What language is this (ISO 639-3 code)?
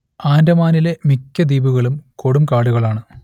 mal